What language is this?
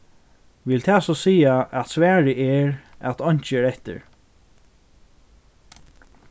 Faroese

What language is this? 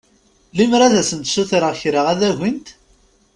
Kabyle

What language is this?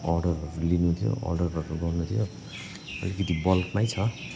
Nepali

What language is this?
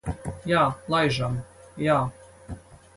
Latvian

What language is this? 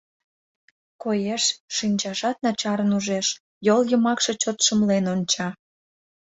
Mari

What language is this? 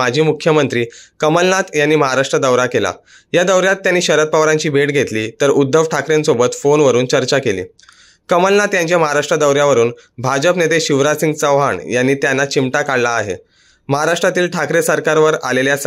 Romanian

